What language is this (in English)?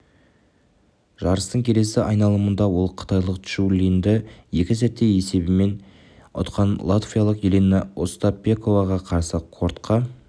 Kazakh